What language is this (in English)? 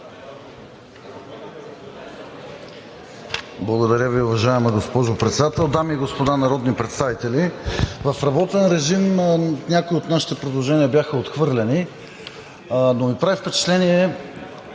Bulgarian